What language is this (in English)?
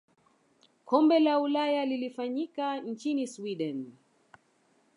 Swahili